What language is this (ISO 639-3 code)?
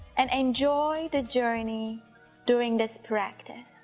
eng